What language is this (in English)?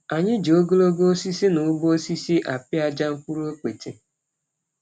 Igbo